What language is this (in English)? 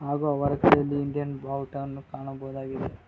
Kannada